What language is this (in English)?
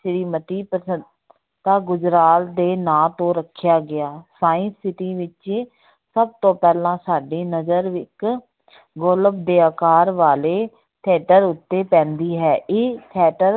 Punjabi